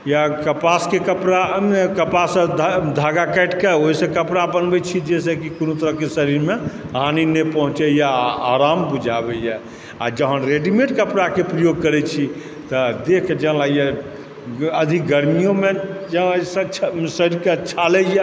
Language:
Maithili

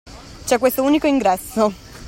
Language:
Italian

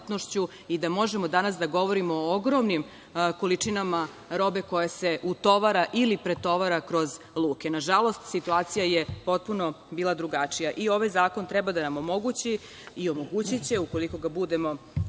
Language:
Serbian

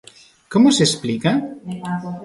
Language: Galician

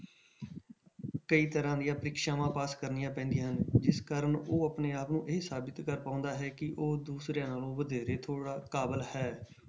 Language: Punjabi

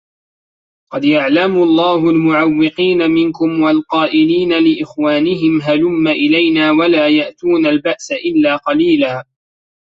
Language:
Arabic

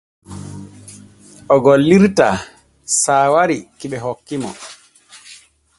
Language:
Borgu Fulfulde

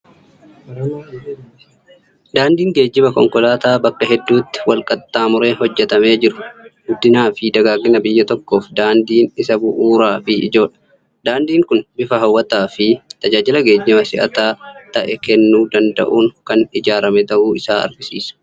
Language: Oromo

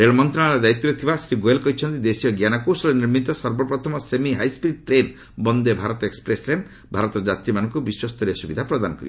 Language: Odia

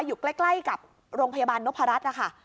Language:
Thai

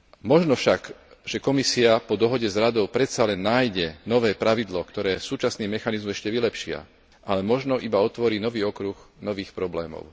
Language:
Slovak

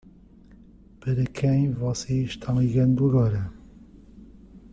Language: Portuguese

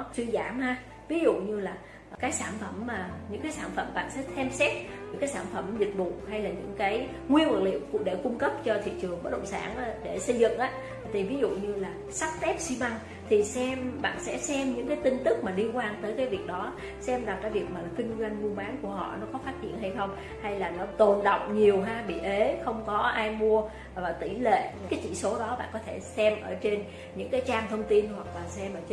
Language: Vietnamese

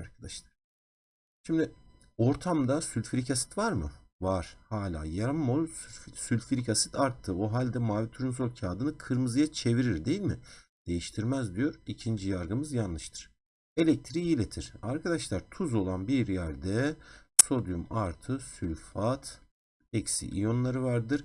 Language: Turkish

